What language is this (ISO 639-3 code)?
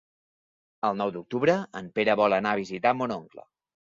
cat